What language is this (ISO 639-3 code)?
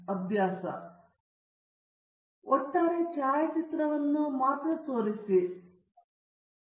kan